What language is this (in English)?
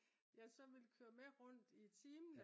Danish